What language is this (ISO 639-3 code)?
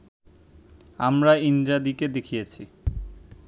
ben